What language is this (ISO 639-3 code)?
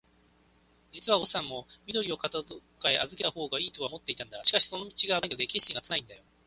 jpn